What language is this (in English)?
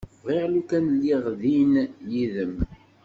Kabyle